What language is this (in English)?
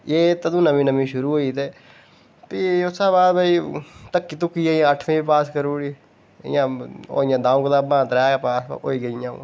Dogri